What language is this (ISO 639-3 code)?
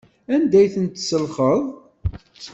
kab